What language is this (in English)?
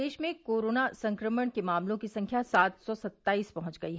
Hindi